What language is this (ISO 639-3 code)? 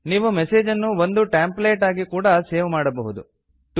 kan